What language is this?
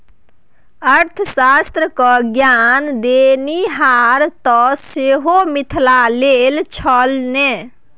Maithili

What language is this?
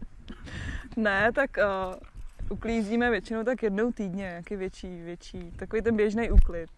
Czech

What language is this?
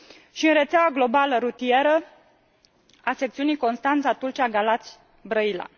Romanian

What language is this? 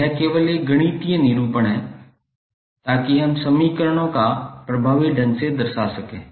Hindi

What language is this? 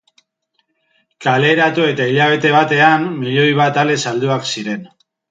Basque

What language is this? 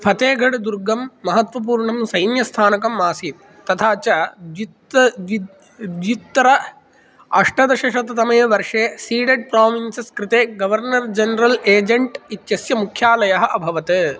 Sanskrit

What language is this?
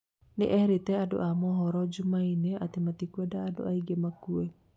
Kikuyu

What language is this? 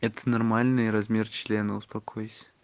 Russian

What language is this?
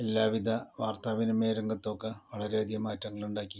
Malayalam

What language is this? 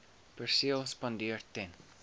Afrikaans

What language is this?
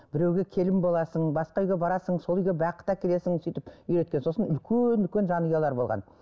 Kazakh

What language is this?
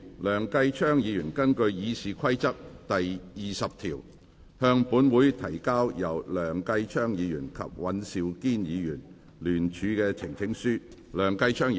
Cantonese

